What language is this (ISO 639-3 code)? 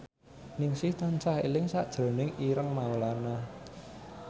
jav